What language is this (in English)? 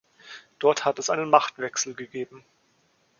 German